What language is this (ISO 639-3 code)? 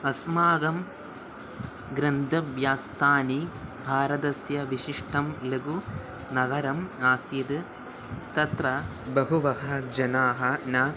san